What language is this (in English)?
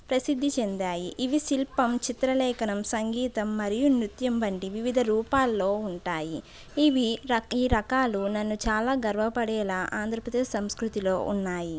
Telugu